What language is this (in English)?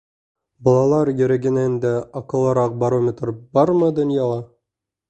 Bashkir